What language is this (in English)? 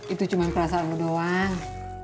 Indonesian